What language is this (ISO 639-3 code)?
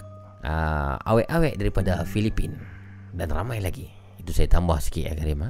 msa